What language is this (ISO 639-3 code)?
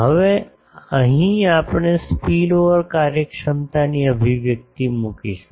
guj